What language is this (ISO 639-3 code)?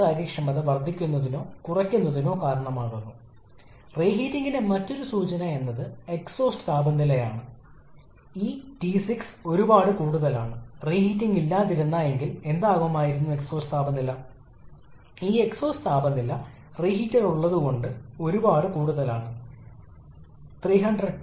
mal